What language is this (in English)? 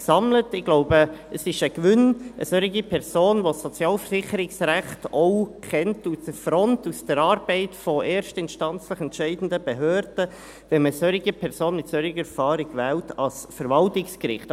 Swiss German